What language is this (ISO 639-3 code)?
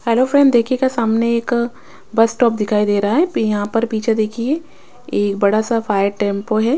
hin